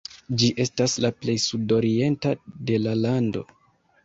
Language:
Esperanto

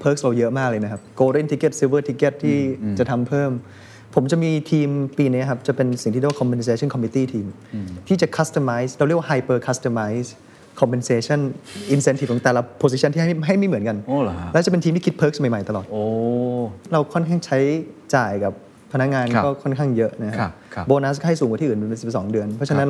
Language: Thai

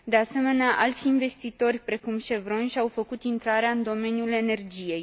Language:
Romanian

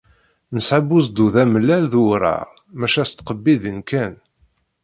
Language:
Kabyle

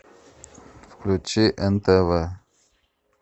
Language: Russian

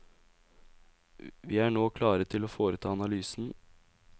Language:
Norwegian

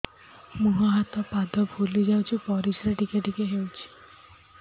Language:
Odia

